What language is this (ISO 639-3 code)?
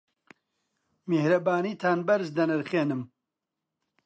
ckb